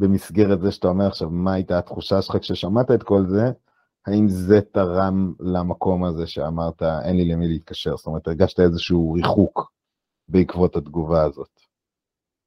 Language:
Hebrew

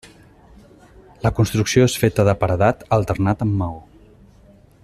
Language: Catalan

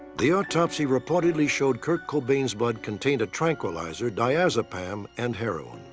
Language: English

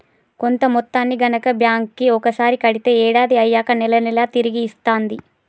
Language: Telugu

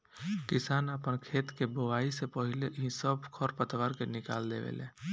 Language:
Bhojpuri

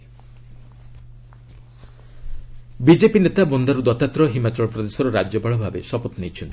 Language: Odia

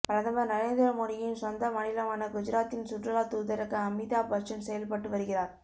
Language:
Tamil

